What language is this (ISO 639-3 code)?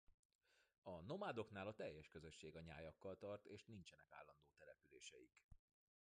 hun